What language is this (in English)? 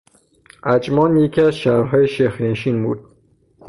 Persian